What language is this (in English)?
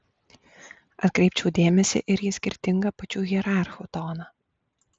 Lithuanian